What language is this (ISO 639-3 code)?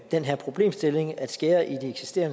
dan